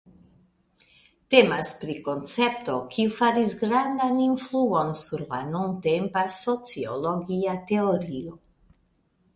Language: Esperanto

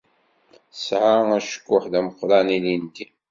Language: Kabyle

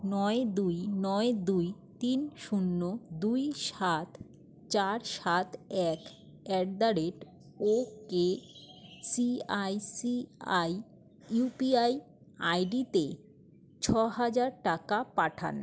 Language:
Bangla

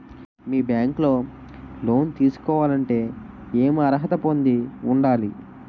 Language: Telugu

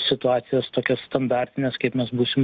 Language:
Lithuanian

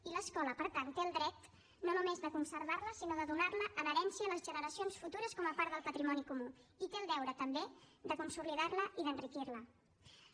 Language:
Catalan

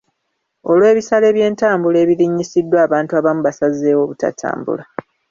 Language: Ganda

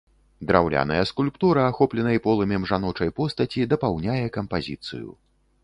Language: Belarusian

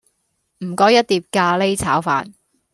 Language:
Cantonese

